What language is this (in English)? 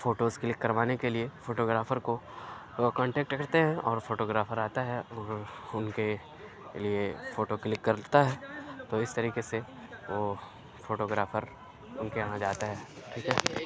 Urdu